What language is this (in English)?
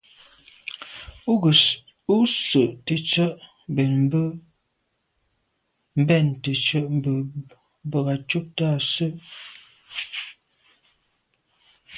Medumba